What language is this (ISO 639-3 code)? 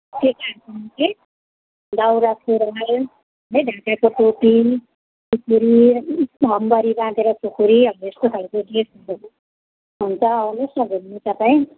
nep